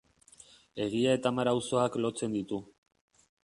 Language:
Basque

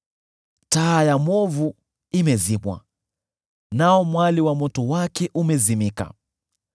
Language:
Swahili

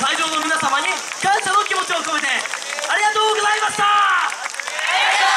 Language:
Japanese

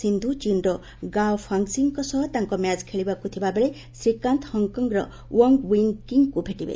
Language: Odia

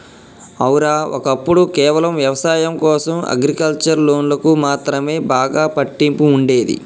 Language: Telugu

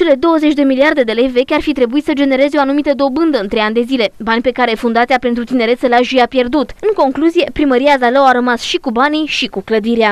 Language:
Romanian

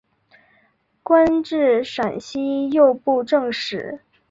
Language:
Chinese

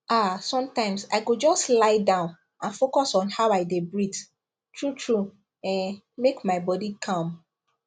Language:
Nigerian Pidgin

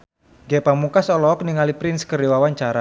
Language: Sundanese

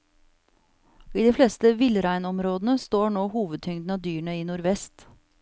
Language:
Norwegian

